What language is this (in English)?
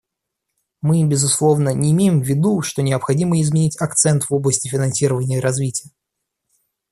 Russian